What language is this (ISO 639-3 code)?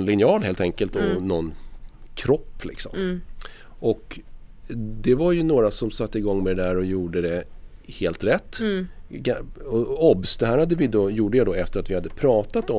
swe